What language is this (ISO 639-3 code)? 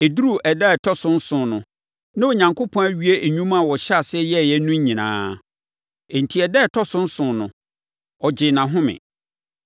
aka